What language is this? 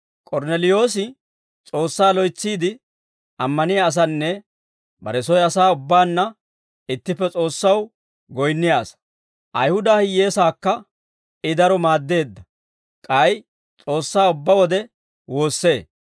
Dawro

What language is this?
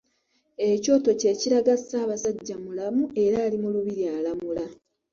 Ganda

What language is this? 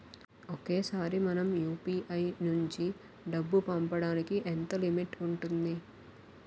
Telugu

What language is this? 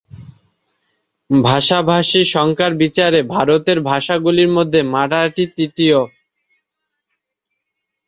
Bangla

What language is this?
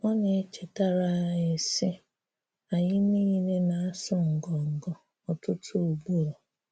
Igbo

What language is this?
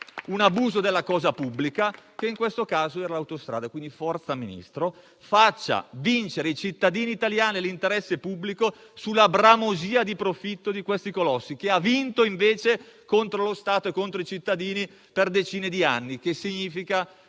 Italian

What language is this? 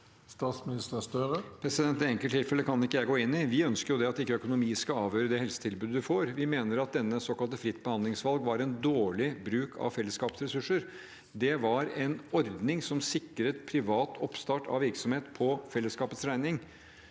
Norwegian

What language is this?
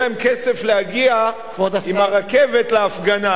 Hebrew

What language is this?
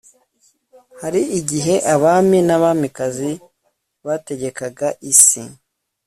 Kinyarwanda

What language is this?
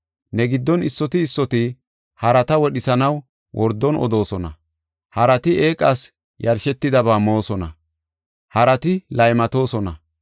Gofa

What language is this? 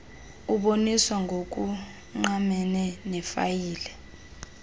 Xhosa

